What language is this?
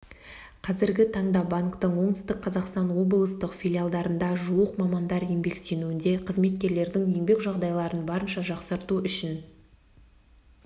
Kazakh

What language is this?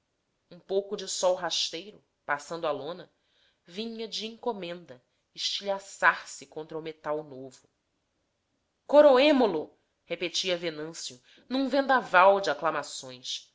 Portuguese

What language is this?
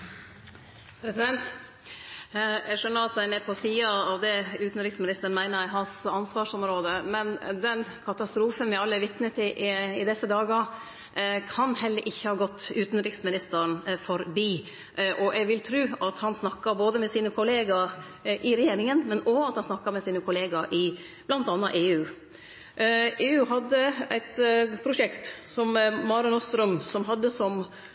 Norwegian Nynorsk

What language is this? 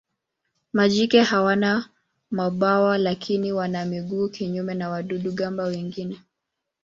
Swahili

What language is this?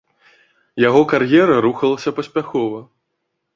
Belarusian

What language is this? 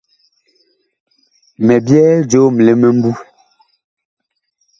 Bakoko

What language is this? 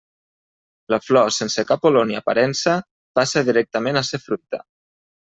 Catalan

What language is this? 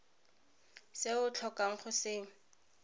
Tswana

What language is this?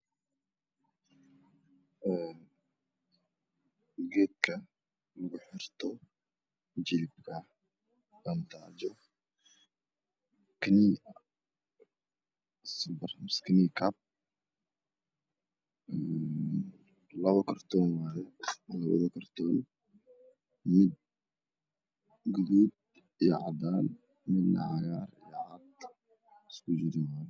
Somali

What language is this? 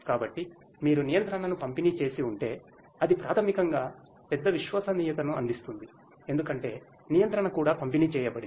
Telugu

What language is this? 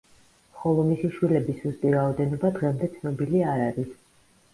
Georgian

